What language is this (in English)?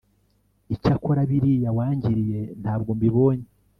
Kinyarwanda